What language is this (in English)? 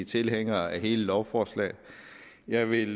Danish